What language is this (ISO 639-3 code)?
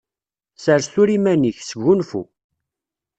kab